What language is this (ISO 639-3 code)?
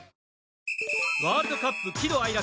jpn